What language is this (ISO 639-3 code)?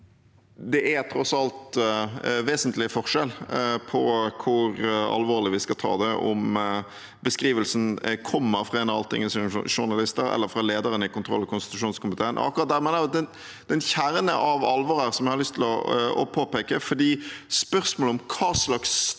nor